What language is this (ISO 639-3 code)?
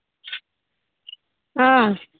mni